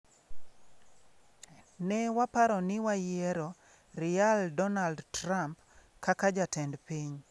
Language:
Luo (Kenya and Tanzania)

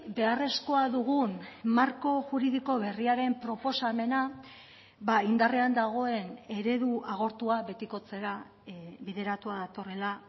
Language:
Basque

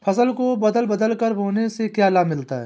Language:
Hindi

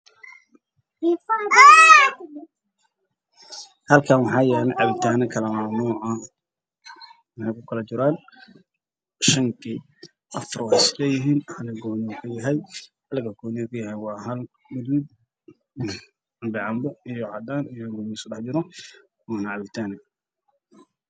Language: Somali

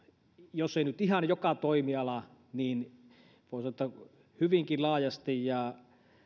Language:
Finnish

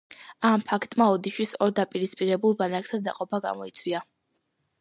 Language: Georgian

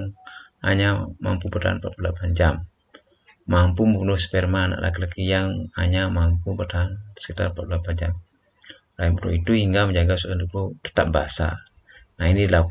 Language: Indonesian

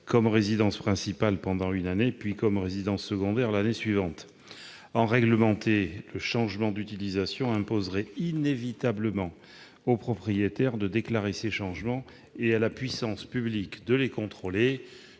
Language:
French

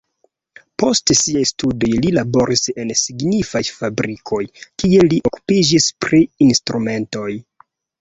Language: Esperanto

